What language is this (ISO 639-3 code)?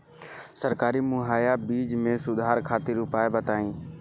bho